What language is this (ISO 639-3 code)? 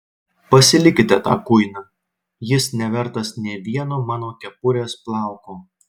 lit